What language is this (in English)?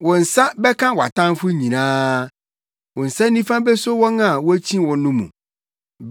Akan